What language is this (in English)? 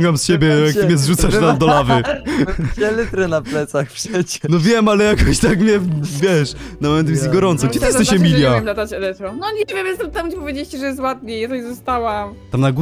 Polish